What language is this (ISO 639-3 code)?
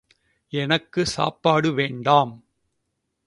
tam